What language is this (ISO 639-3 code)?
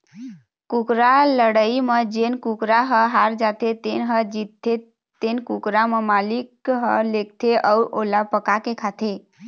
hne